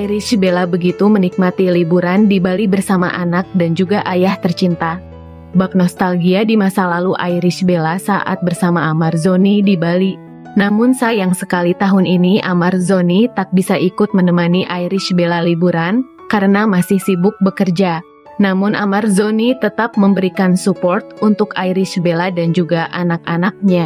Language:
Indonesian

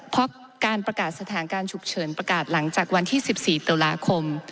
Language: Thai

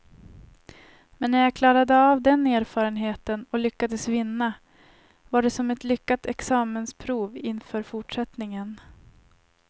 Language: Swedish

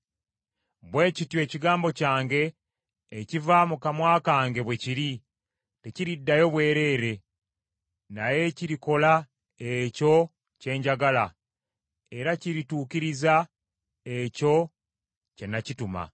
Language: Ganda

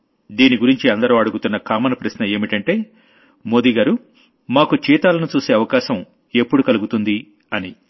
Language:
Telugu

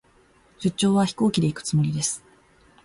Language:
Japanese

